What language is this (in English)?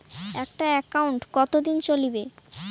Bangla